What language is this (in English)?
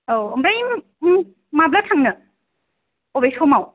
Bodo